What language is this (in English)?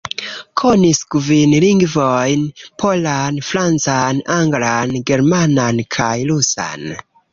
Esperanto